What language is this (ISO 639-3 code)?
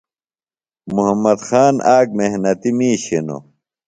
phl